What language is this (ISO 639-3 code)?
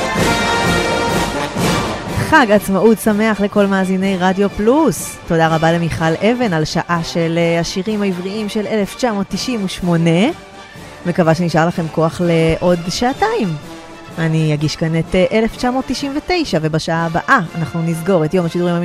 heb